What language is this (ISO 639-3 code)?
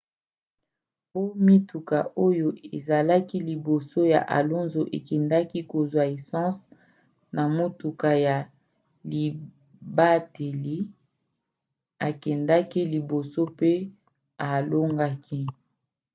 lin